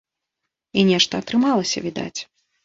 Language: Belarusian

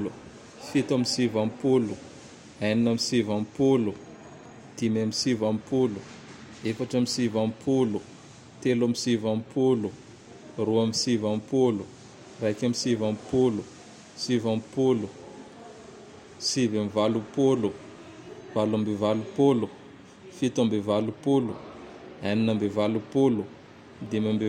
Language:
Tandroy-Mahafaly Malagasy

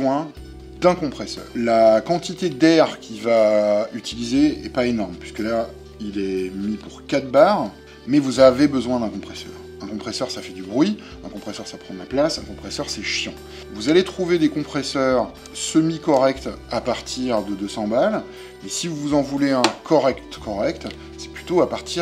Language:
French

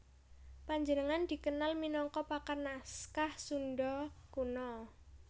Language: Javanese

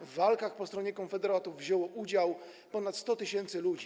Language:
Polish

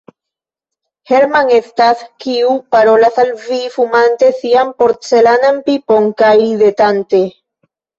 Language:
Esperanto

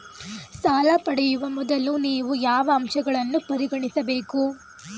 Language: Kannada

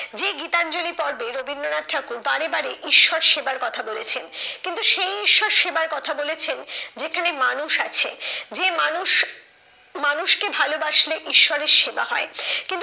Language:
Bangla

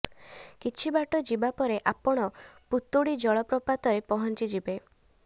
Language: Odia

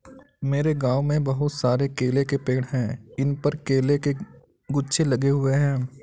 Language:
Hindi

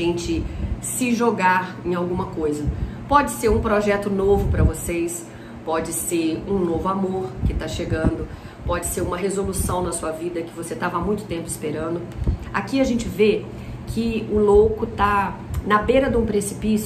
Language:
Portuguese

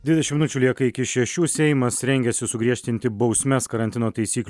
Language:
Lithuanian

